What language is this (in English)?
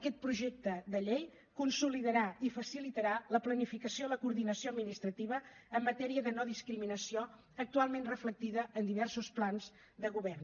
Catalan